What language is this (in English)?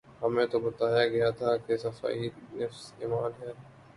Urdu